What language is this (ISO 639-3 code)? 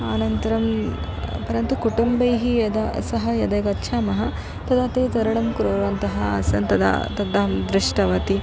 san